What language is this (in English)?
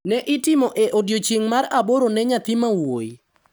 Luo (Kenya and Tanzania)